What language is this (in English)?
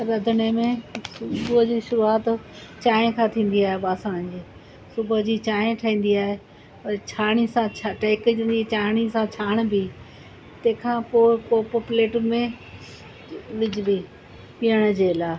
Sindhi